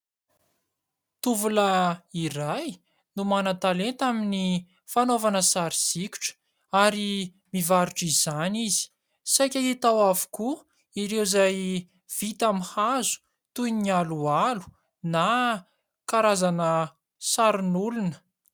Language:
Malagasy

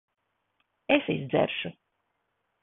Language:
Latvian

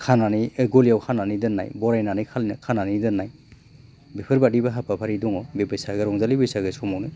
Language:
Bodo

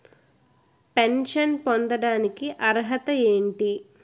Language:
Telugu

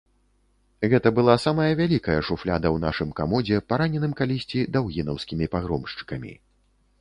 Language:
Belarusian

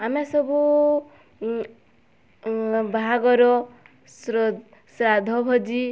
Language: Odia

